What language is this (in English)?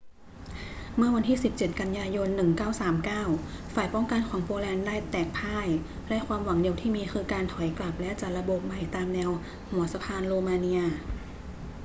Thai